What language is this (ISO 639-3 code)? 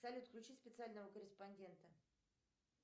rus